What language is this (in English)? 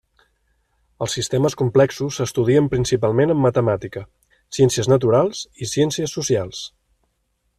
Catalan